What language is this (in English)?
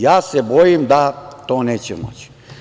Serbian